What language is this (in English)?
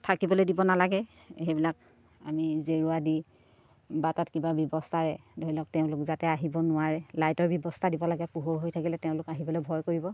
Assamese